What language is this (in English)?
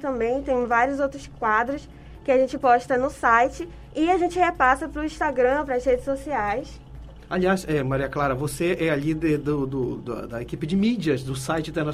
Portuguese